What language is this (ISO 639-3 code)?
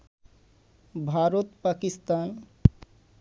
ben